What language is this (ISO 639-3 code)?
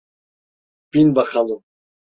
tur